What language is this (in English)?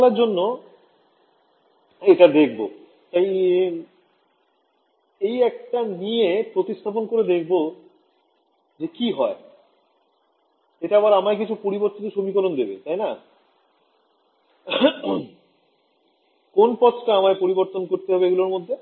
Bangla